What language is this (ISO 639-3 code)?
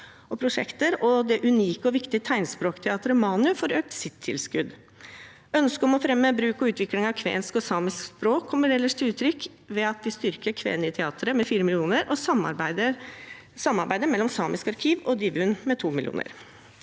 nor